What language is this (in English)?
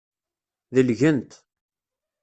Kabyle